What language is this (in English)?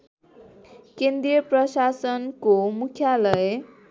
Nepali